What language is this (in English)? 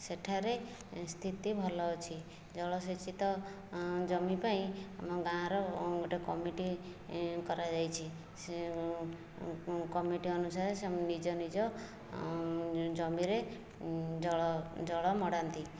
Odia